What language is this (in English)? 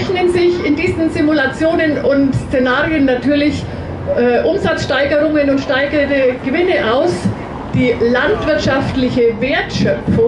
German